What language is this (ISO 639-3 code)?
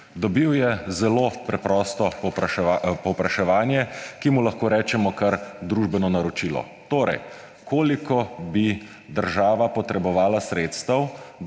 slv